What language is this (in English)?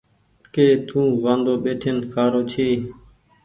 Goaria